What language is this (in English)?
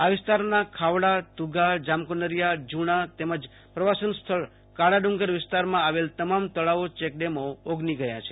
Gujarati